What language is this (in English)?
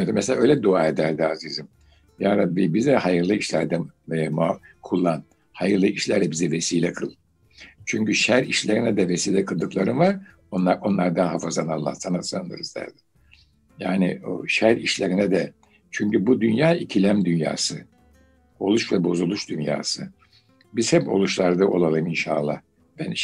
Turkish